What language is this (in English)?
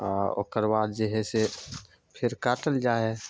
Maithili